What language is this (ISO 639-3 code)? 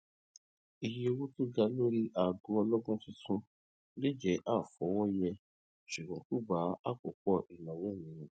yor